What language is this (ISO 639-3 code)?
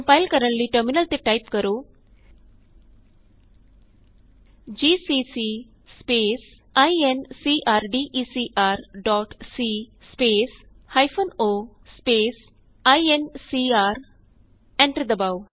pan